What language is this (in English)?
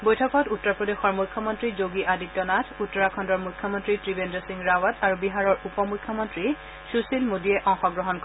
Assamese